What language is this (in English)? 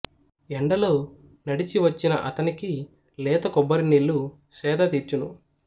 Telugu